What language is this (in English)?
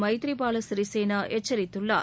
Tamil